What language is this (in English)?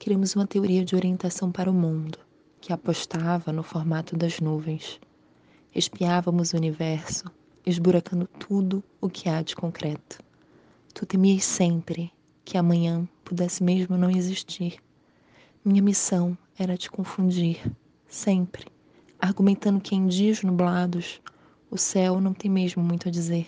Portuguese